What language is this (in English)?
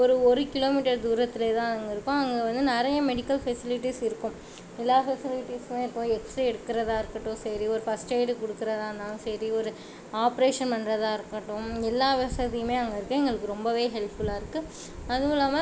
Tamil